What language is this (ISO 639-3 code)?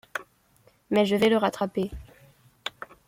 fra